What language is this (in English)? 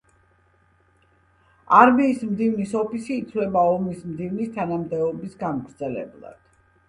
Georgian